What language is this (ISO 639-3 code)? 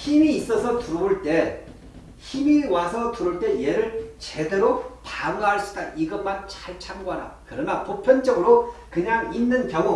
kor